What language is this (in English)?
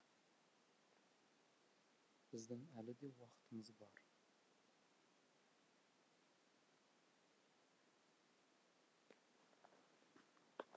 Kazakh